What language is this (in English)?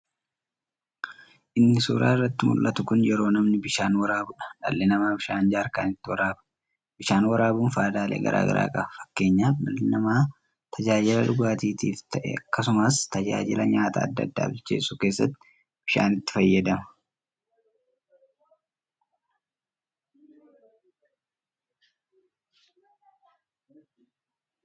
Oromo